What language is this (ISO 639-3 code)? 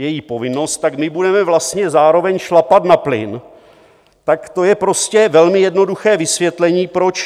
ces